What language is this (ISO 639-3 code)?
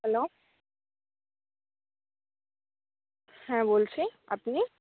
ben